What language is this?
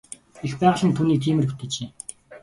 Mongolian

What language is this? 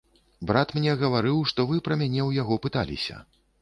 Belarusian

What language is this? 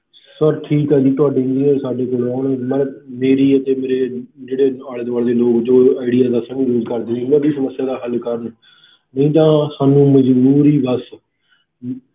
Punjabi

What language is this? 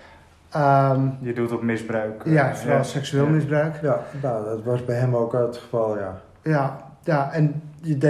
Dutch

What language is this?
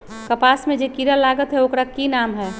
Magahi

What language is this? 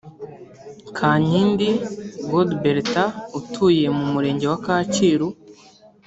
Kinyarwanda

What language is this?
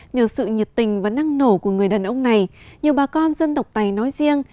Vietnamese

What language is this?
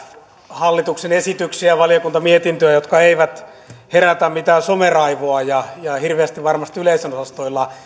Finnish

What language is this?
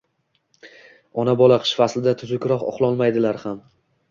Uzbek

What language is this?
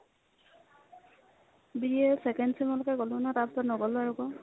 Assamese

